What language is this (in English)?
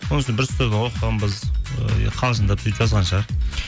Kazakh